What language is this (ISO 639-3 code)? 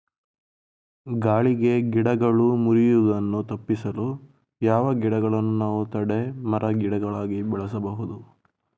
kan